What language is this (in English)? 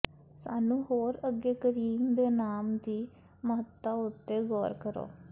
Punjabi